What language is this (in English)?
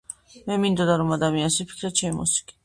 Georgian